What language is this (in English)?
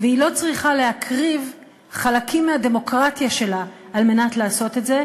Hebrew